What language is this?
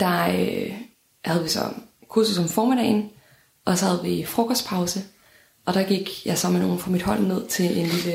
Danish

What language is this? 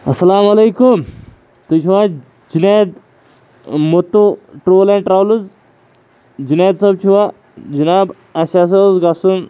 Kashmiri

